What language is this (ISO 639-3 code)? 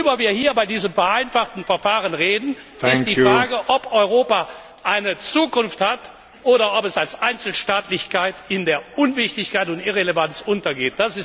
deu